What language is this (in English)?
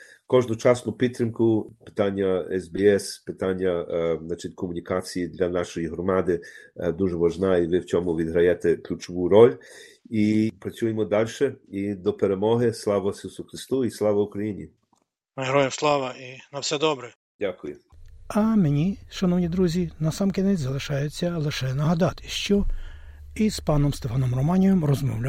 Ukrainian